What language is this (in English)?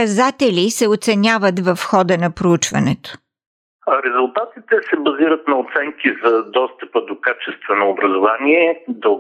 Bulgarian